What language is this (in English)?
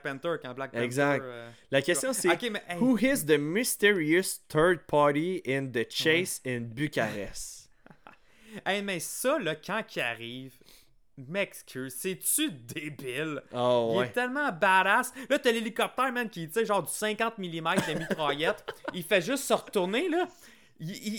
French